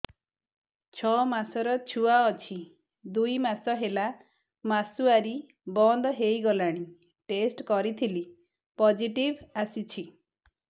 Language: Odia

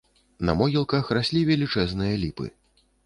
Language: Belarusian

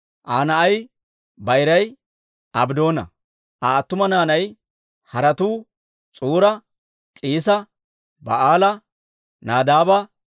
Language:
Dawro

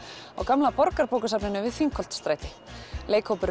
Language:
Icelandic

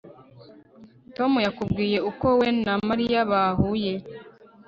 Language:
Kinyarwanda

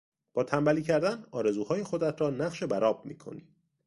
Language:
Persian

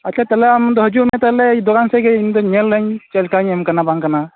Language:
Santali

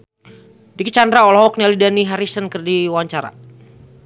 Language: Sundanese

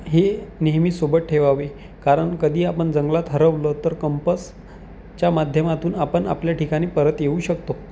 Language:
Marathi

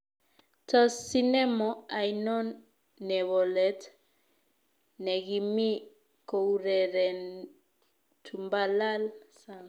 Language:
Kalenjin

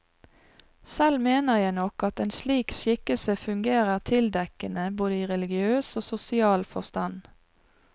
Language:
Norwegian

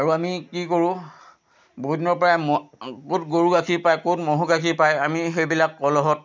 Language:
Assamese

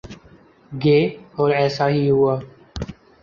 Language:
Urdu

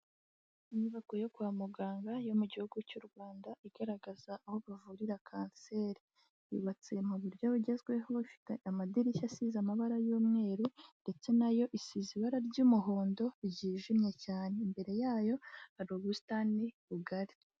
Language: Kinyarwanda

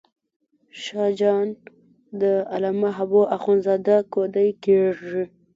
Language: Pashto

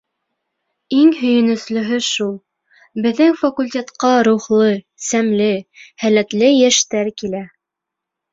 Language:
Bashkir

